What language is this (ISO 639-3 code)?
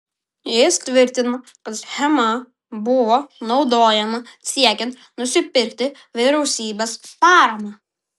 lit